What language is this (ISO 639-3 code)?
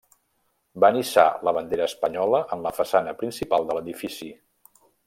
cat